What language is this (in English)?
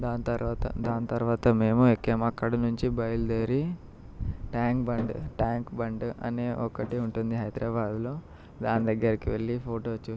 Telugu